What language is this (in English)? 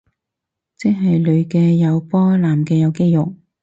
Cantonese